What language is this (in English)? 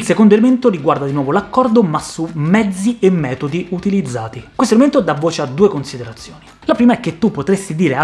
Italian